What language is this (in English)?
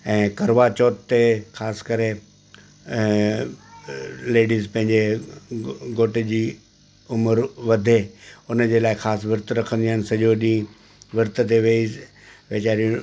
Sindhi